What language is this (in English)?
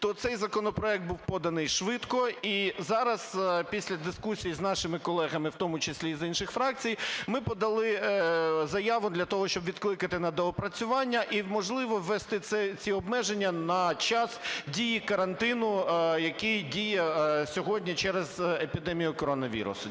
Ukrainian